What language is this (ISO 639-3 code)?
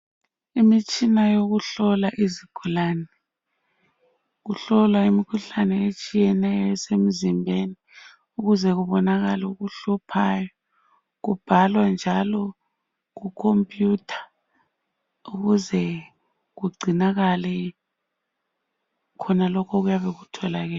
nde